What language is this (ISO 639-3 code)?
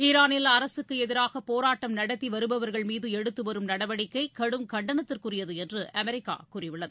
tam